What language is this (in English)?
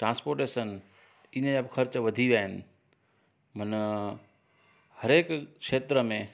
Sindhi